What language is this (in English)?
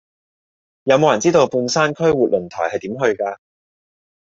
Cantonese